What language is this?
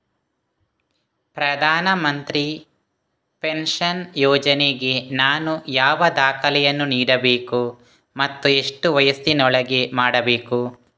Kannada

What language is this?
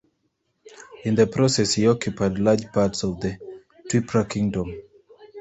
English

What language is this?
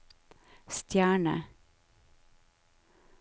Norwegian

